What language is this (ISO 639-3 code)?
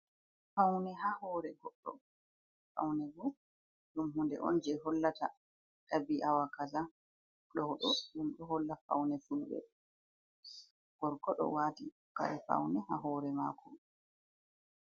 ful